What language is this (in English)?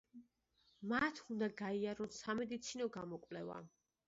Georgian